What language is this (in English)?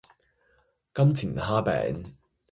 Cantonese